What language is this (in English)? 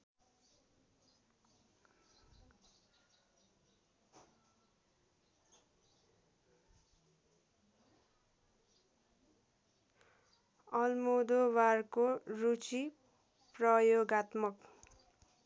Nepali